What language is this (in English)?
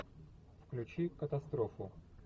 Russian